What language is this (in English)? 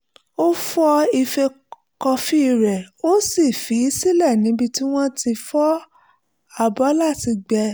Yoruba